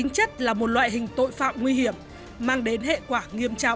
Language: Vietnamese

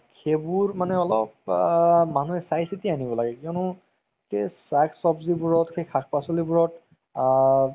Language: Assamese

